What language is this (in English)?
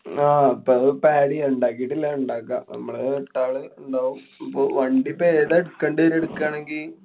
Malayalam